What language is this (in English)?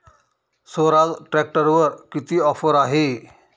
Marathi